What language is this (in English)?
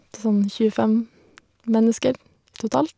Norwegian